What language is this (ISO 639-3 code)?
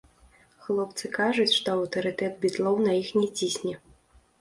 bel